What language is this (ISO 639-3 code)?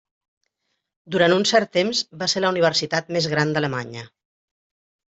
cat